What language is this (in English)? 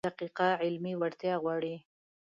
Pashto